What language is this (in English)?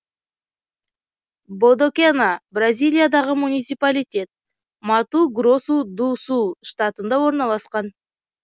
Kazakh